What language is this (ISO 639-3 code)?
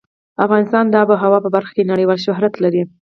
pus